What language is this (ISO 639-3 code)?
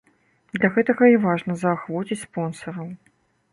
bel